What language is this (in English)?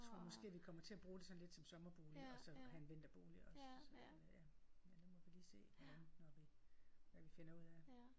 Danish